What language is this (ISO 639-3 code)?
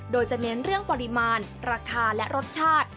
tha